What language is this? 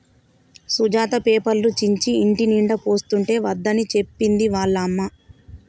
Telugu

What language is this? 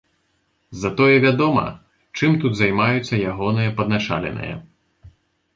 Belarusian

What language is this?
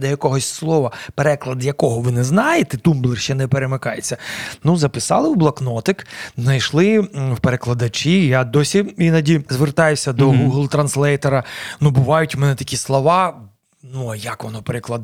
Ukrainian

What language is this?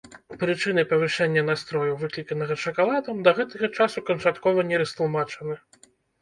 Belarusian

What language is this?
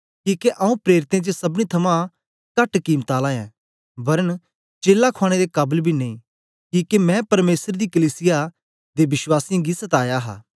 Dogri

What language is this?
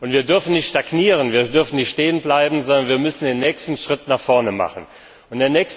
German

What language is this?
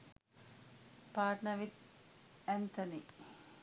Sinhala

